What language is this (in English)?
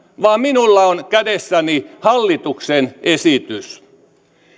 Finnish